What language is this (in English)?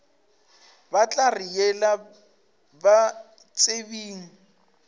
Northern Sotho